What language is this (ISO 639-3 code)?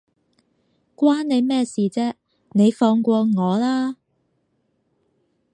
yue